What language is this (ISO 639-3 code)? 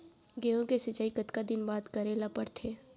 hne